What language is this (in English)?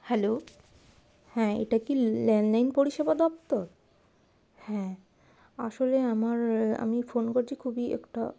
Bangla